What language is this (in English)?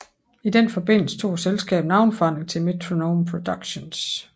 Danish